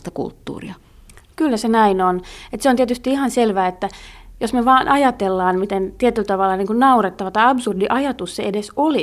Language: Finnish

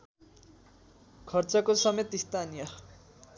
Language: Nepali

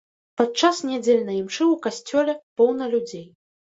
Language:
Belarusian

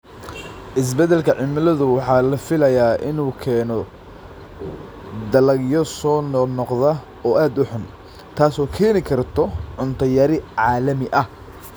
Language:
Somali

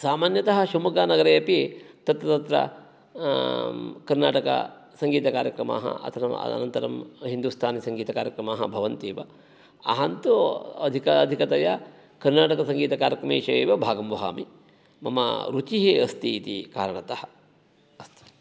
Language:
Sanskrit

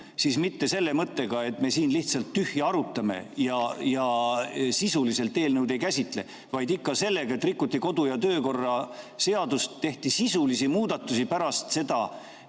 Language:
Estonian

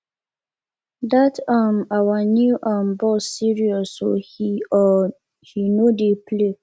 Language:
Nigerian Pidgin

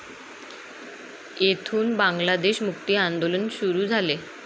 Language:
Marathi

